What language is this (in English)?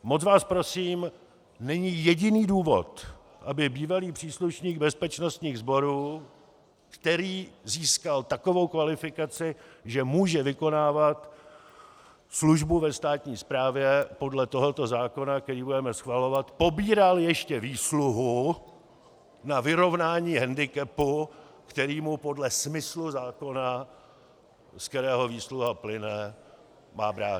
Czech